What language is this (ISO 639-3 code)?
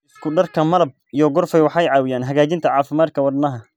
som